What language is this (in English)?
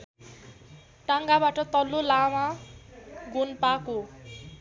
Nepali